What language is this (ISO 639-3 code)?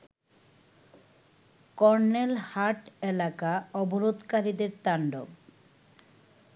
ben